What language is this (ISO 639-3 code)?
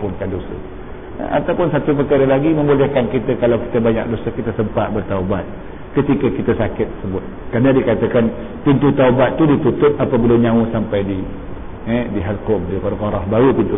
msa